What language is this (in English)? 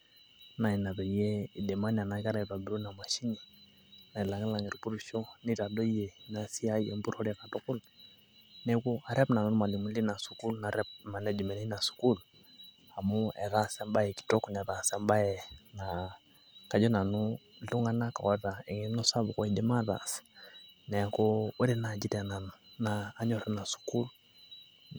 Masai